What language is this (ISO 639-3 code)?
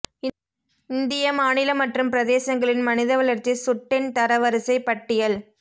tam